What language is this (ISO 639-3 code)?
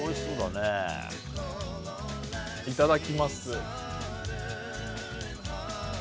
jpn